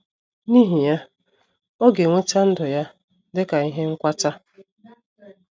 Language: Igbo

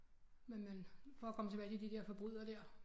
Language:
Danish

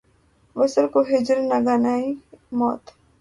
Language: Urdu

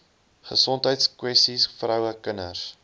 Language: Afrikaans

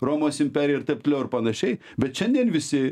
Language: Lithuanian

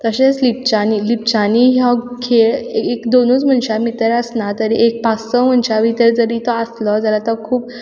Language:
Konkani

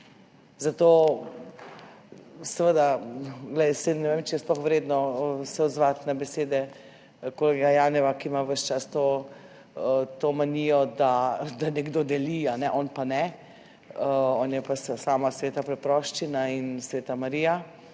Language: Slovenian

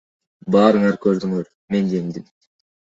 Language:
Kyrgyz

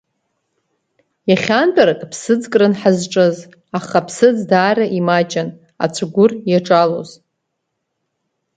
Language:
Abkhazian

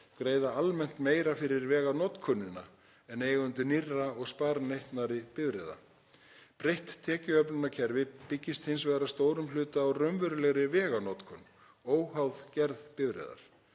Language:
Icelandic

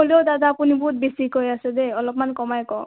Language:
Assamese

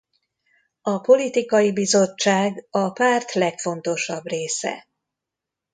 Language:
Hungarian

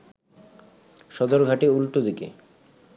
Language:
Bangla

